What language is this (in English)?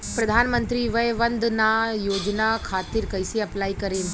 Bhojpuri